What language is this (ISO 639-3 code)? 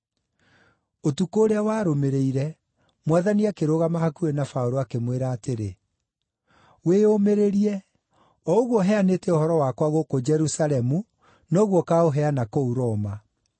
kik